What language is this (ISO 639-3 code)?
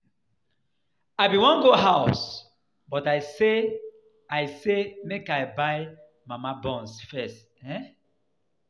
pcm